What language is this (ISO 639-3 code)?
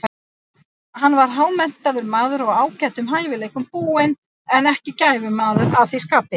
isl